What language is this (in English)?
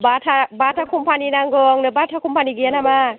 Bodo